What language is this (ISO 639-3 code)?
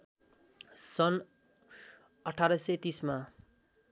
nep